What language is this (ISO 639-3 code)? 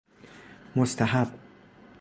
fas